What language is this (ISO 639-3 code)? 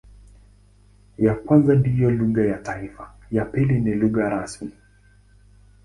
swa